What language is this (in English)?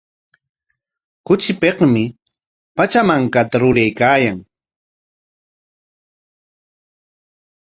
Corongo Ancash Quechua